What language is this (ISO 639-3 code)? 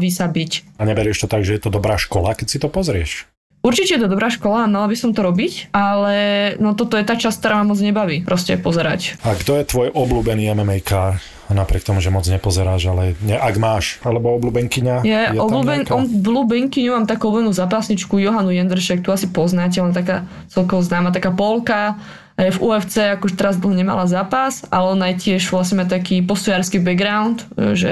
slk